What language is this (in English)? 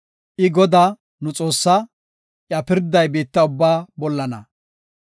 Gofa